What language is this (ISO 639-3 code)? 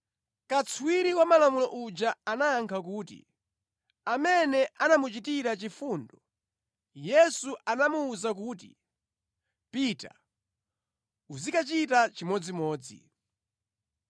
nya